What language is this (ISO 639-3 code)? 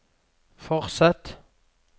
nor